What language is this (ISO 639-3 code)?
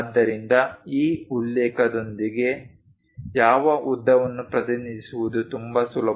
kan